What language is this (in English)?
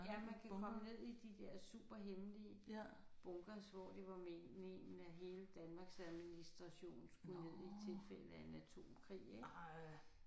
Danish